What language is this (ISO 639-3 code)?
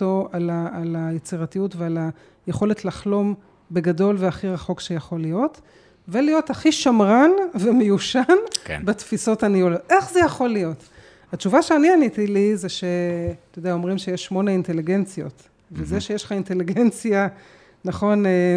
heb